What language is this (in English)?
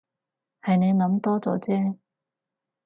Cantonese